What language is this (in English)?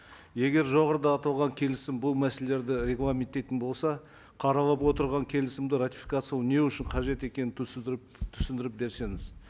Kazakh